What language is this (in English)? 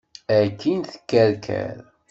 Kabyle